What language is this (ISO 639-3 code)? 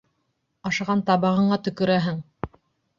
bak